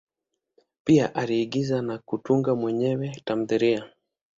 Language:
Swahili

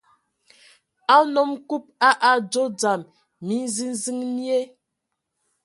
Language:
Ewondo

